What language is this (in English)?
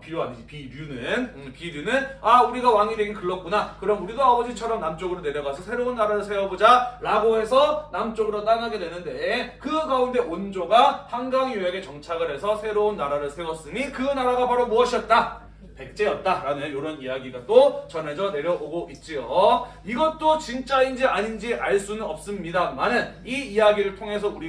Korean